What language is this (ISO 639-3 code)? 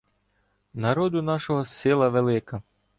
ukr